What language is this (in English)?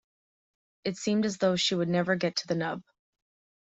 English